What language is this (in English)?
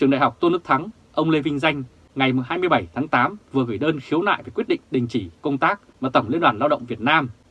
Vietnamese